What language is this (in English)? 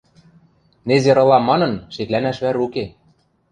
Western Mari